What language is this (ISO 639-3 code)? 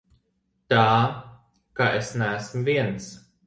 lav